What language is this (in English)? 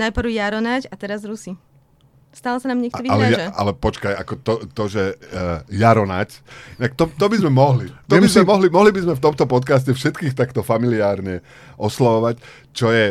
Slovak